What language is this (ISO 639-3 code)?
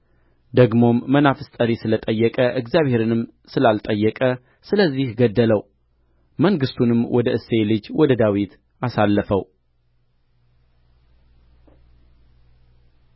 amh